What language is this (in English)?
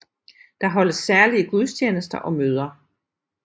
Danish